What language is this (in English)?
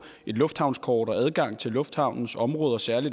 Danish